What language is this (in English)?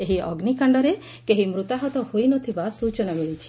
Odia